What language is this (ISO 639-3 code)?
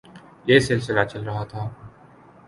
urd